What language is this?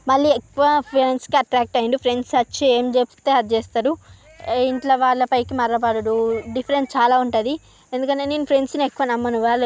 Telugu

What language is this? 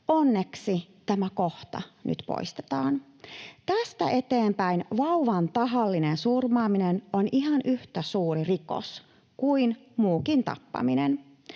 Finnish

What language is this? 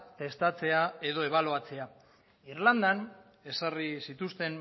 Basque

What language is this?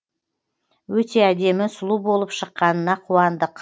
Kazakh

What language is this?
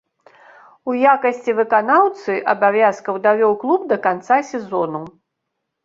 Belarusian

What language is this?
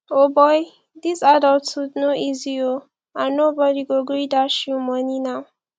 Nigerian Pidgin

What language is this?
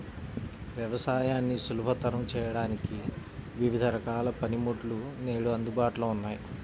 Telugu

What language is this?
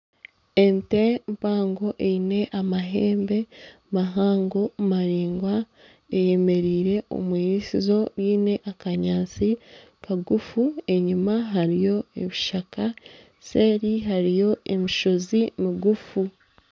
Nyankole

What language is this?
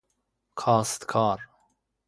Persian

